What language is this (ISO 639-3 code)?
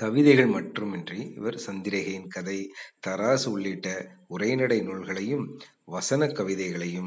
tam